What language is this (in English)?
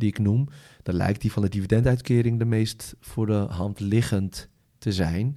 Dutch